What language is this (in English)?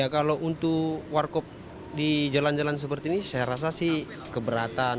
Indonesian